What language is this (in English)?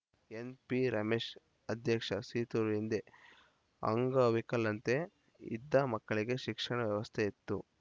Kannada